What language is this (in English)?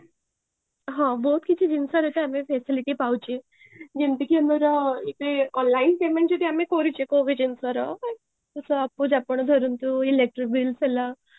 Odia